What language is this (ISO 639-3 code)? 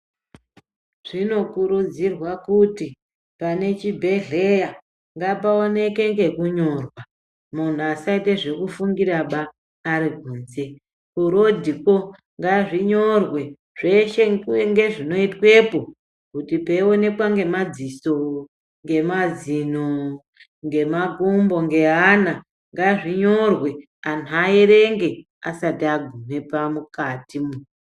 ndc